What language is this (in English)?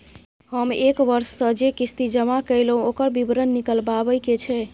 Maithili